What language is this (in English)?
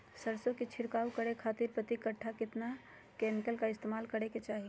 Magahi